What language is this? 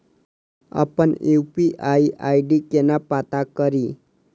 Maithili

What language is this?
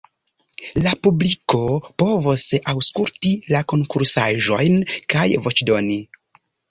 Esperanto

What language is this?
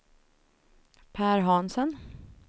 Swedish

